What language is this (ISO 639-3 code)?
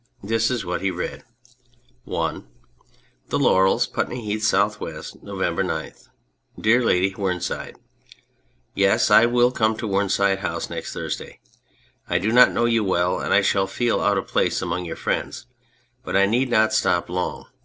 eng